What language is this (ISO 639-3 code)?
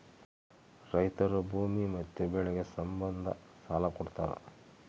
kan